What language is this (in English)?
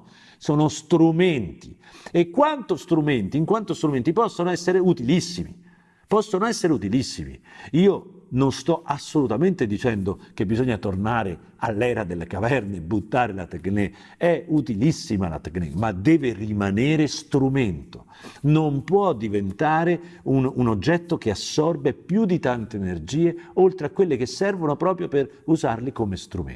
Italian